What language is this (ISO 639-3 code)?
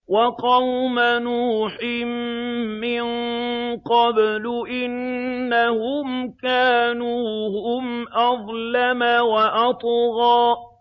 ara